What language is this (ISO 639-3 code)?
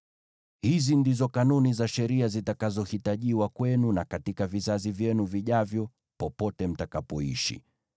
swa